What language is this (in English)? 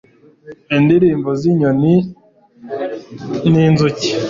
Kinyarwanda